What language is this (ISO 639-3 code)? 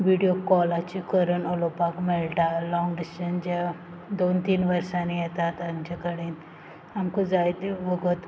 kok